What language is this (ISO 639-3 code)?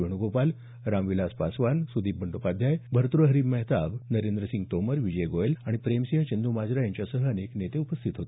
mar